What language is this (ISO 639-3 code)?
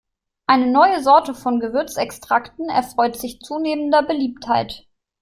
deu